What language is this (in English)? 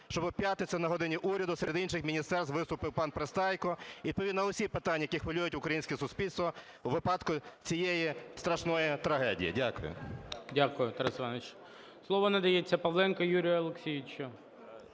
Ukrainian